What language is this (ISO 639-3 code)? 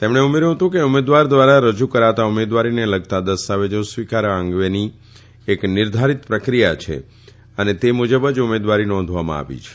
guj